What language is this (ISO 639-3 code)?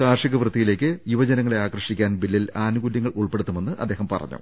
mal